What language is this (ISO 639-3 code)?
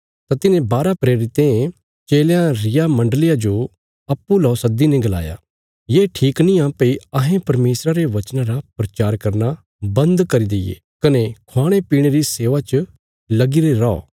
kfs